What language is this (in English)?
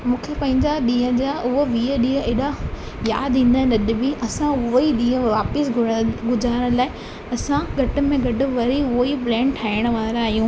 Sindhi